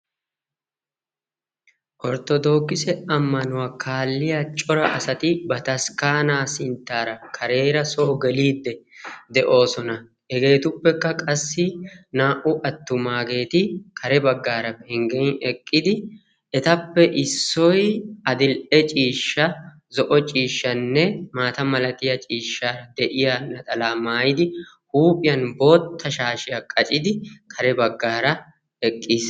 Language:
Wolaytta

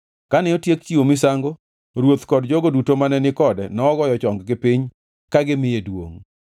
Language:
Luo (Kenya and Tanzania)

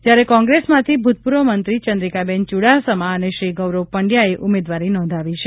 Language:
Gujarati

